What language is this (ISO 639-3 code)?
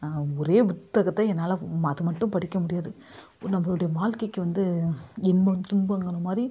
tam